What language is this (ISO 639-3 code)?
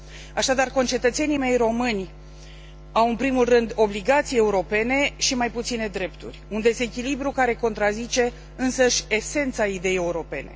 ron